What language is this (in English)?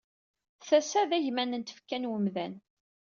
Kabyle